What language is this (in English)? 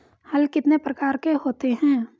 Hindi